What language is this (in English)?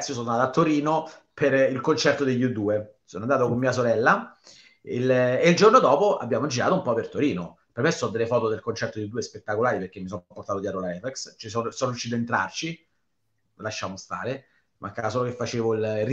Italian